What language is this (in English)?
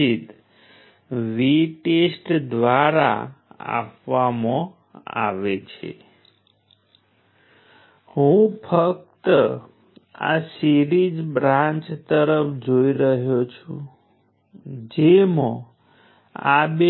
Gujarati